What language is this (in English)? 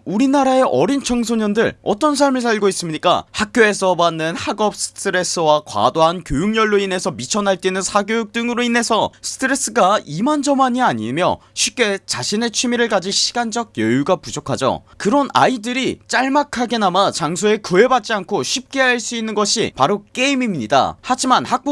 Korean